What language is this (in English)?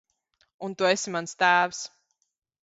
Latvian